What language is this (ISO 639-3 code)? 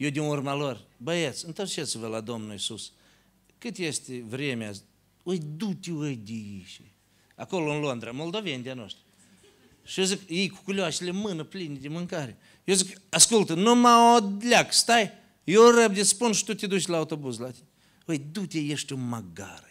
ron